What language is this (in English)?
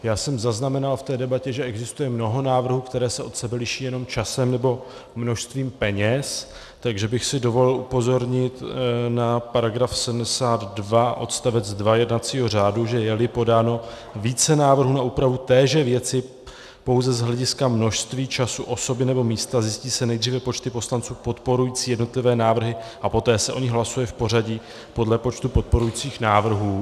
Czech